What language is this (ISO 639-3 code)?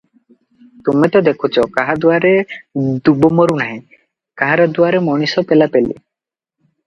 ori